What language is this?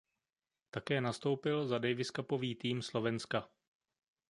Czech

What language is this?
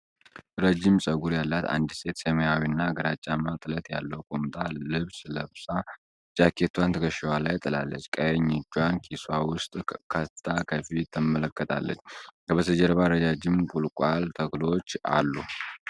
Amharic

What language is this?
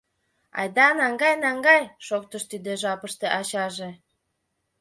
Mari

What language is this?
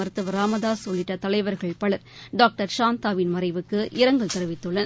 Tamil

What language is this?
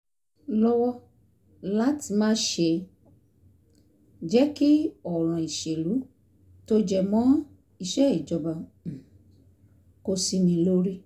Yoruba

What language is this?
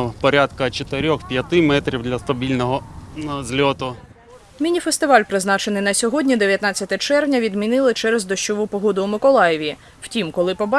Ukrainian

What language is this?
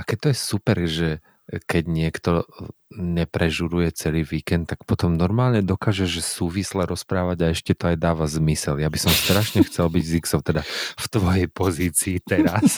Slovak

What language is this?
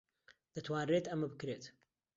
Central Kurdish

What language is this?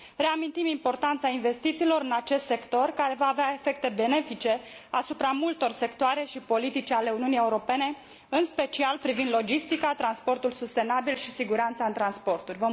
Romanian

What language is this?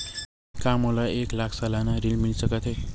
Chhattisgarhi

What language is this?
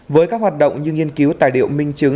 Vietnamese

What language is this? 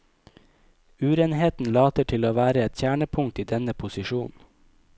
Norwegian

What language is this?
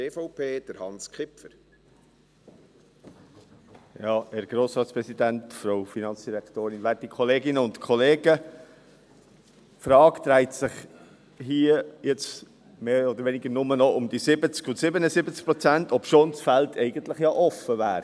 Swiss German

